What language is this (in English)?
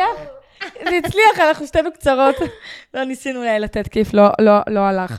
Hebrew